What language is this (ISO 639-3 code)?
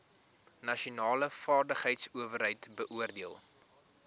afr